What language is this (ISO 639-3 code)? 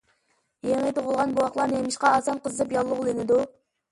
uig